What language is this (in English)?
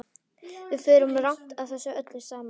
Icelandic